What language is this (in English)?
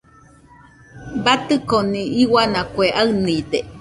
Nüpode Huitoto